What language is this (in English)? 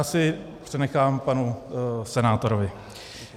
Czech